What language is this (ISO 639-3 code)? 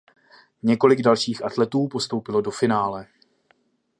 ces